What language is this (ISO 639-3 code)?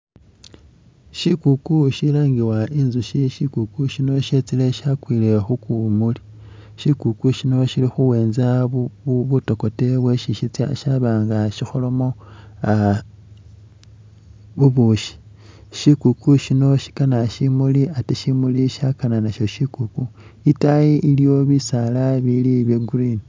myx